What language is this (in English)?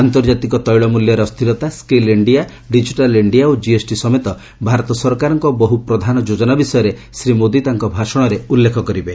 Odia